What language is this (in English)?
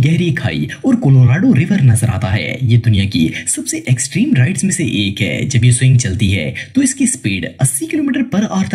Hindi